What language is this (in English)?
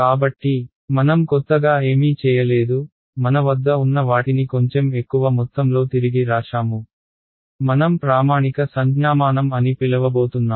Telugu